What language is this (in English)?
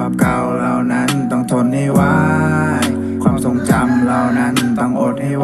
Thai